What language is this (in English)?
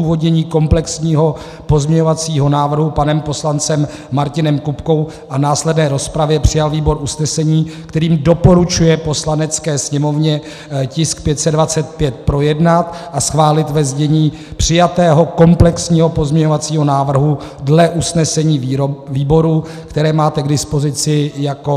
Czech